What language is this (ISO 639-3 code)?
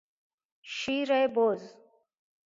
fas